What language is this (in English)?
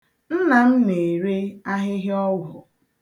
Igbo